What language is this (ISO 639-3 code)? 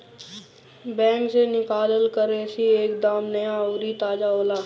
bho